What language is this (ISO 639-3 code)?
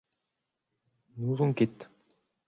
bre